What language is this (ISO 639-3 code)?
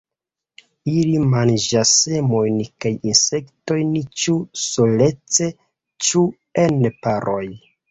epo